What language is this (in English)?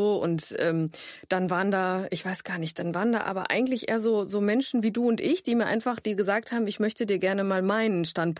German